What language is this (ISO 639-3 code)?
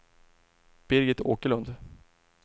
swe